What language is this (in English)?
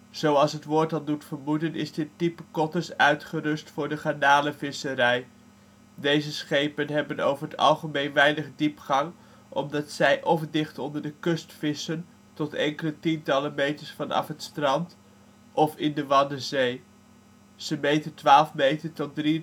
Dutch